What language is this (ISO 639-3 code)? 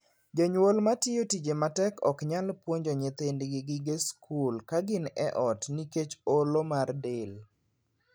luo